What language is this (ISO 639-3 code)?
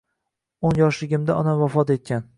uzb